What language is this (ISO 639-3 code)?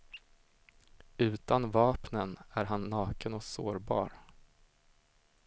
swe